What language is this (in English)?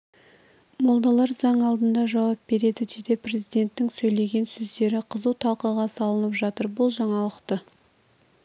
Kazakh